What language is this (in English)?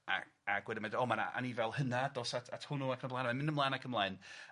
Welsh